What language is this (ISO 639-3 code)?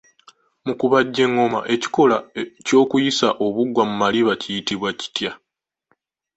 lug